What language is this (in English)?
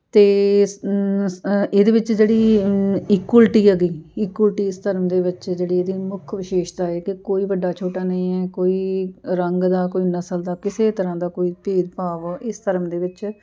Punjabi